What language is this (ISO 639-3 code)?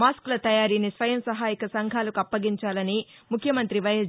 tel